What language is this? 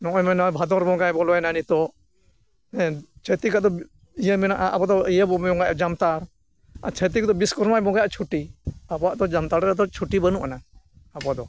Santali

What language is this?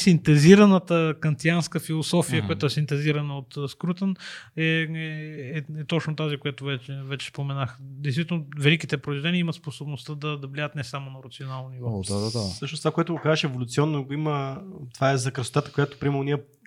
Bulgarian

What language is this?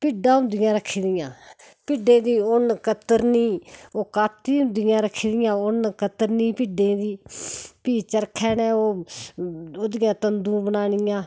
Dogri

